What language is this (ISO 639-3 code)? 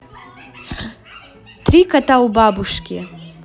rus